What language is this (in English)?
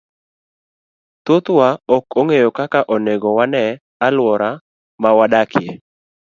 Luo (Kenya and Tanzania)